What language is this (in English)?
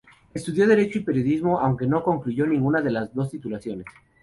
Spanish